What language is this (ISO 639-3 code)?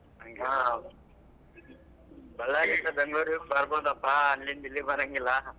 kan